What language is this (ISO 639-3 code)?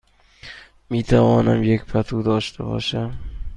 fas